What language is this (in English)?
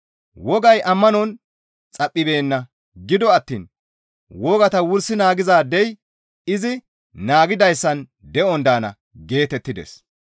Gamo